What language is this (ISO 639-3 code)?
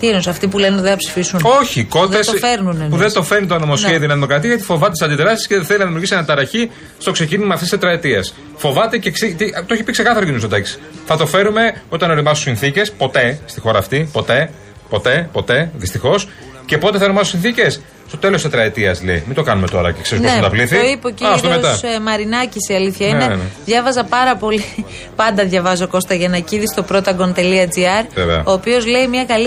ell